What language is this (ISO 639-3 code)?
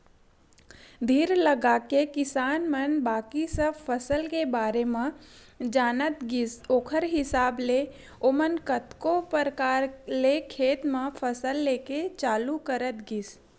hne